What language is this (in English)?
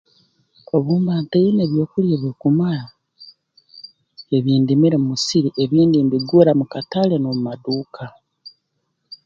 Tooro